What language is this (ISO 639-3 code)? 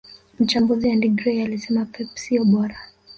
swa